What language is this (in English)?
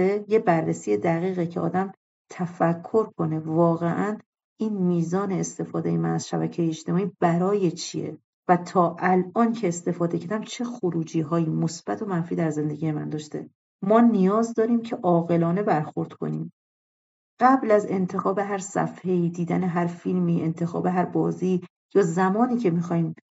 Persian